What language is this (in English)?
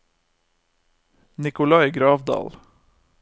Norwegian